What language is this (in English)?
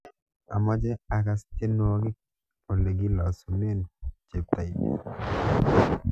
Kalenjin